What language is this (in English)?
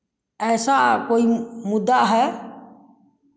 Hindi